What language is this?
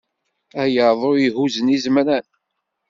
Kabyle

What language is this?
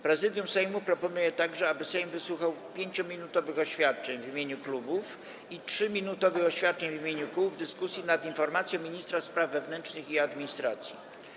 Polish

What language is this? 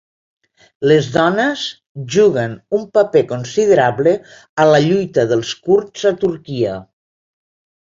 Catalan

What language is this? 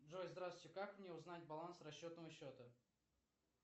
Russian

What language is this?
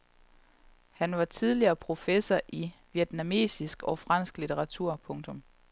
Danish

